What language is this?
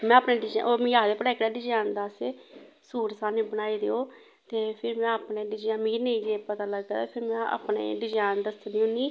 Dogri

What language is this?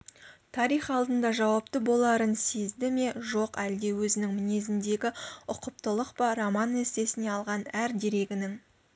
Kazakh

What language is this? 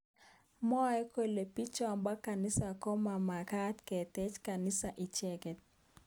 Kalenjin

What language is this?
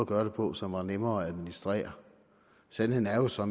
Danish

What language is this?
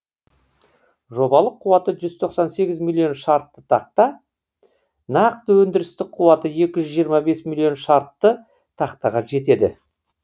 Kazakh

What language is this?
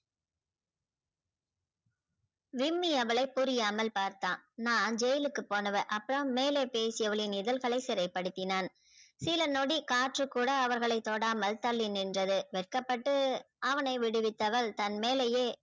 Tamil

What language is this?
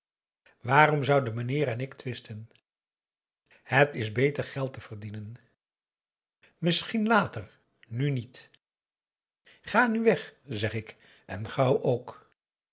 Dutch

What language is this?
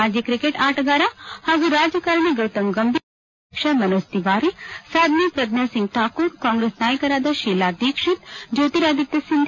Kannada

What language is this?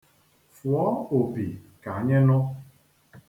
Igbo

